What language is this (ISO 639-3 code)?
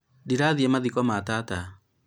kik